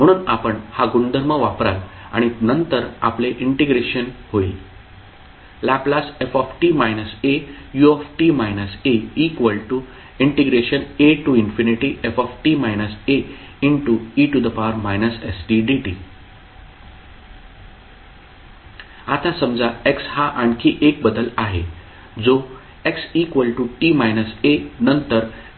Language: Marathi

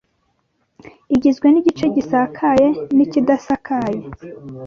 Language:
Kinyarwanda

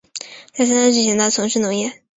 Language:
Chinese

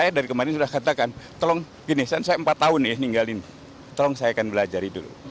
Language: Indonesian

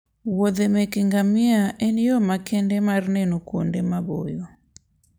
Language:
Luo (Kenya and Tanzania)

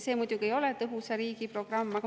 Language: Estonian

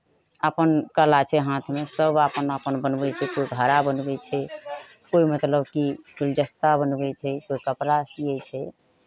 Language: Maithili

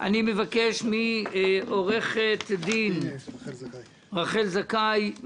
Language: Hebrew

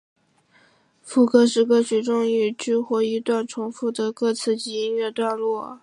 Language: Chinese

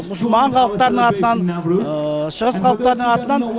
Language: Kazakh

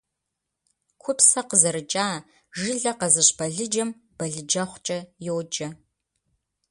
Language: Kabardian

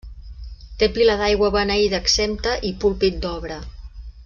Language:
Catalan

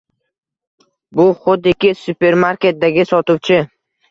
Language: Uzbek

